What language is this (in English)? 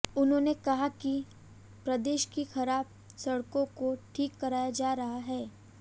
Hindi